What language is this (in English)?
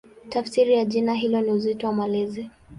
Swahili